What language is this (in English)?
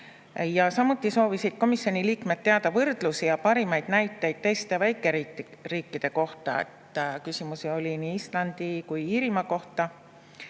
Estonian